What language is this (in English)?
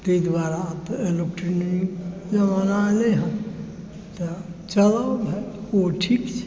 Maithili